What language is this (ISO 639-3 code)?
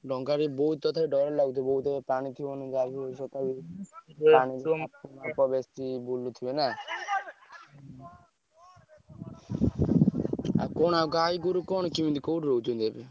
ori